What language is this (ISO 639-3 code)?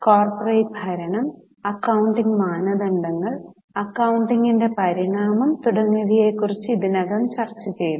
mal